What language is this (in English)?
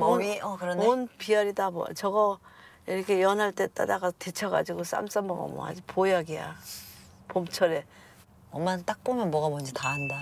Korean